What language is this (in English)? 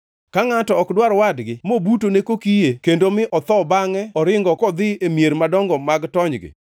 Luo (Kenya and Tanzania)